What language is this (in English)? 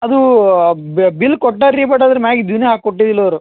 Kannada